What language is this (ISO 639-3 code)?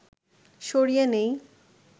ben